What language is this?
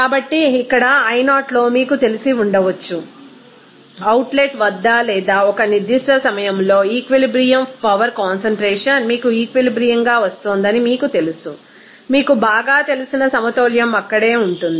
Telugu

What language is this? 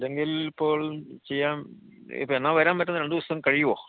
Malayalam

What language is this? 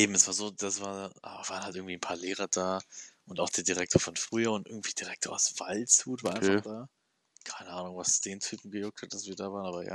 German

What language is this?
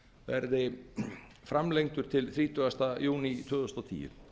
Icelandic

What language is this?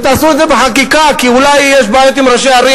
Hebrew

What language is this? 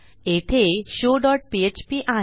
Marathi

